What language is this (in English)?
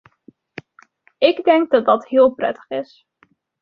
Dutch